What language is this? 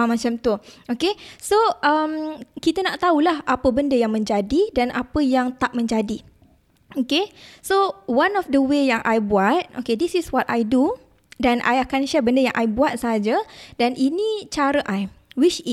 Malay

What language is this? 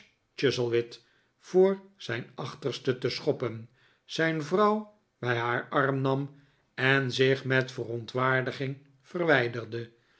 Dutch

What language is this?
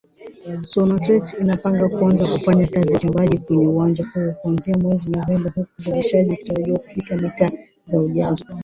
Swahili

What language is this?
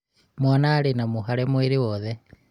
Kikuyu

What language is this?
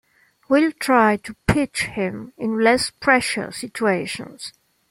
English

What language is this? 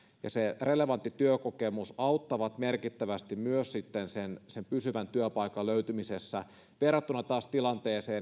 Finnish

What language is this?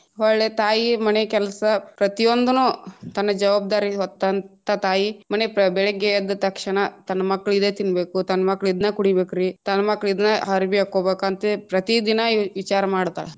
Kannada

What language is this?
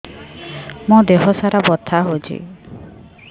Odia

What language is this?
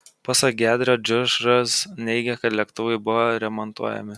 Lithuanian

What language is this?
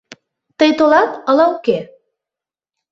Mari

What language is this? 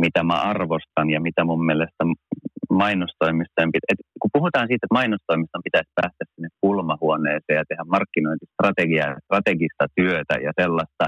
Finnish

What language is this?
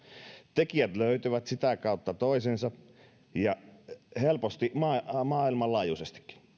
Finnish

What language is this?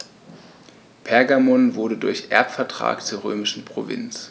German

